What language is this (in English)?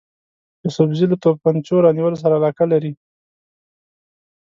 Pashto